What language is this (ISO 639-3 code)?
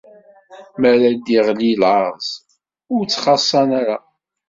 kab